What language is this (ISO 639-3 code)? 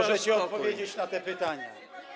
pol